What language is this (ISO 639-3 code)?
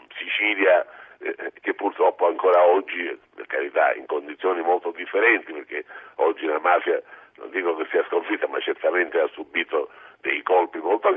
ita